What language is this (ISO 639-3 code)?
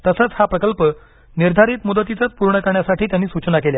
mar